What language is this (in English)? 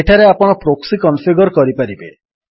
Odia